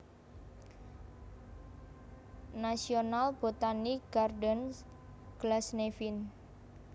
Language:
Javanese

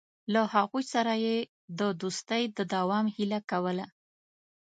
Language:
Pashto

